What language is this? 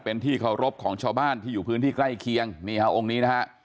Thai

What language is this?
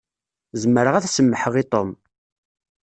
Kabyle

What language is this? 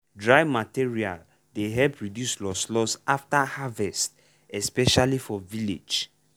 Nigerian Pidgin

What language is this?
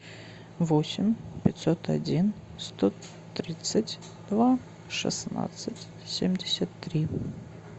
Russian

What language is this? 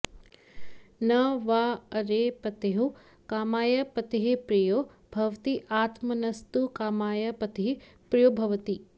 Sanskrit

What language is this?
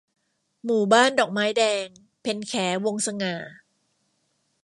Thai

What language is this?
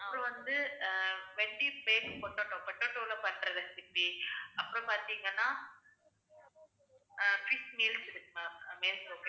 Tamil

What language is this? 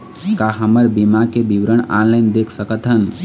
Chhattisgarhi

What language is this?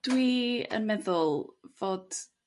Welsh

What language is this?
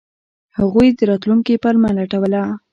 Pashto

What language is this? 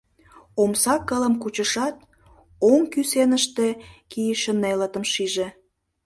Mari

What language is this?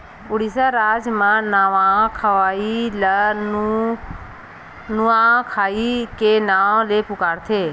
Chhattisgarhi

